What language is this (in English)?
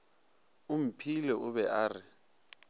Northern Sotho